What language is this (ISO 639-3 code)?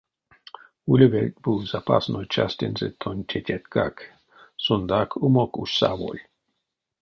myv